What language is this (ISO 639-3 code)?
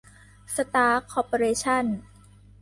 tha